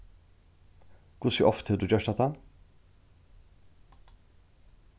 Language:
Faroese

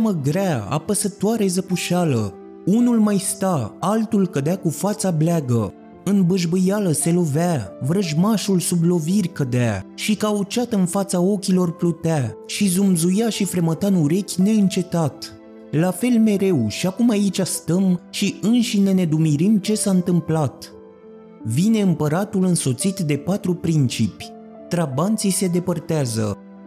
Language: Romanian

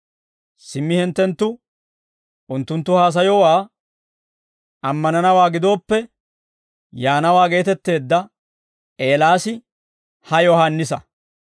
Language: Dawro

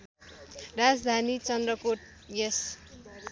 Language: Nepali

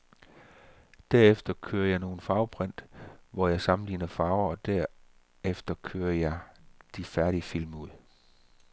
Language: Danish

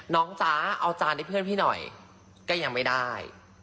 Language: Thai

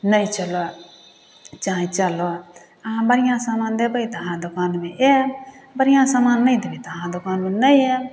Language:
Maithili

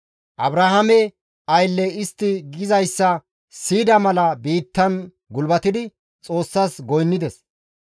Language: Gamo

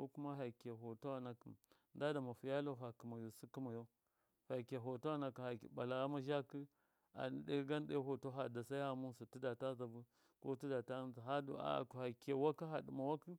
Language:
Miya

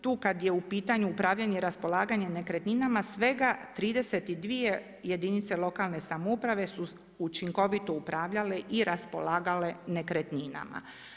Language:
Croatian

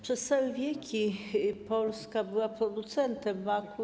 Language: Polish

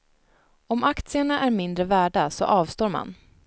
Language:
Swedish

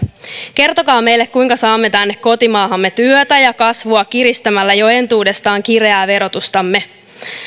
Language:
Finnish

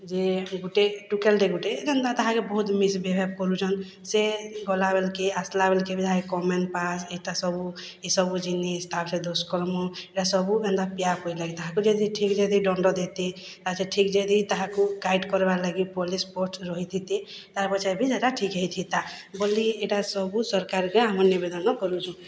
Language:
Odia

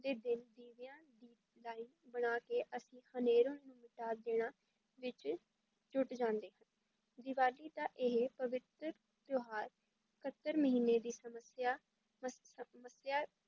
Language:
Punjabi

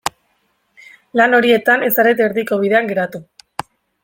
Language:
Basque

